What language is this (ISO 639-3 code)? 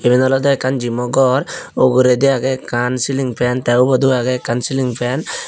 ccp